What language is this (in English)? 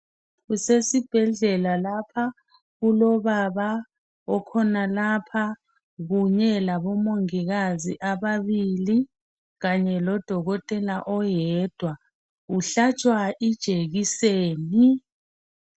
North Ndebele